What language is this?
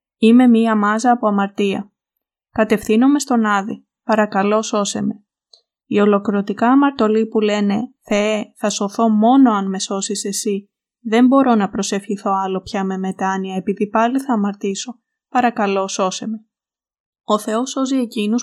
Greek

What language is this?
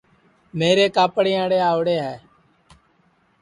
Sansi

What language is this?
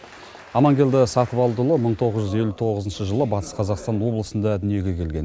Kazakh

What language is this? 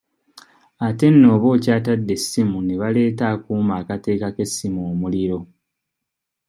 Ganda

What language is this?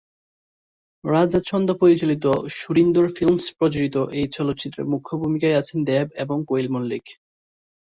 Bangla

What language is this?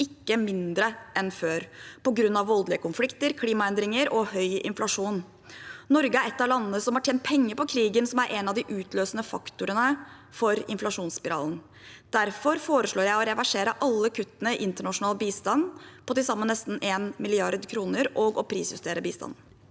Norwegian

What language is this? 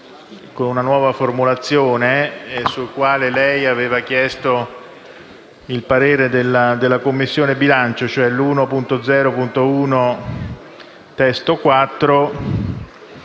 Italian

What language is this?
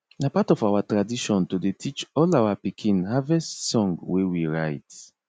Nigerian Pidgin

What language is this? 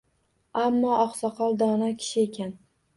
Uzbek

